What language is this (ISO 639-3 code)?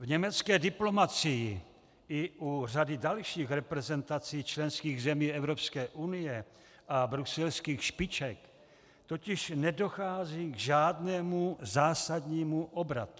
ces